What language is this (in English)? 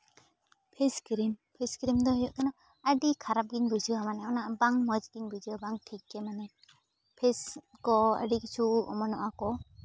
Santali